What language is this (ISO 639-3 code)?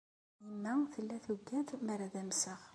kab